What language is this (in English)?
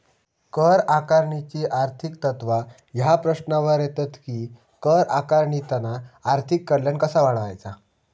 Marathi